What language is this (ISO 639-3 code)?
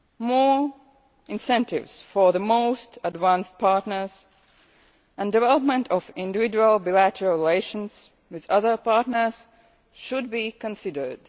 eng